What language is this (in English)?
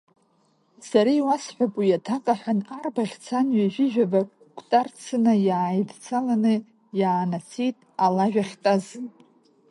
Abkhazian